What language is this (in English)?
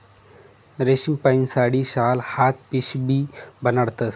Marathi